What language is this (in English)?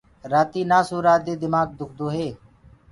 Gurgula